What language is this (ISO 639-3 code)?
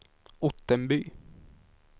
swe